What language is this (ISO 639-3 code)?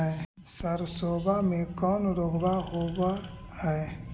mag